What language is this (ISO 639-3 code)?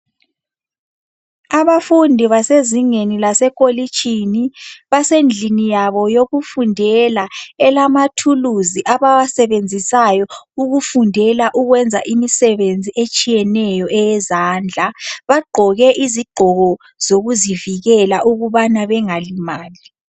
nde